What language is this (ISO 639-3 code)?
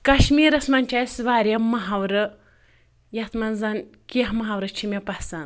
kas